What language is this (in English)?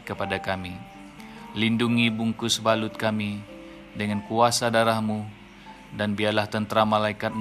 Malay